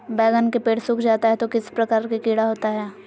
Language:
Magahi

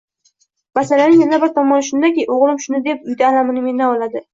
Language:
Uzbek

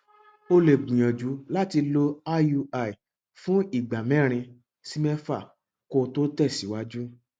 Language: Yoruba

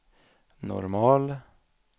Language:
Swedish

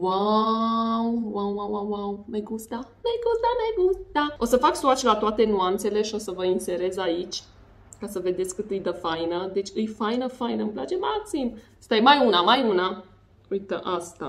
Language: Romanian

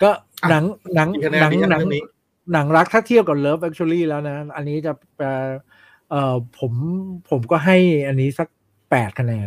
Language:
Thai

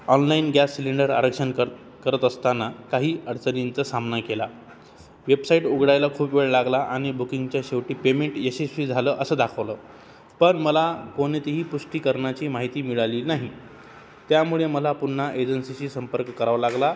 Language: Marathi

